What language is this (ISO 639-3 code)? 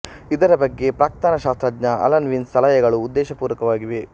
kan